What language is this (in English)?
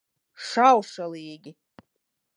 Latvian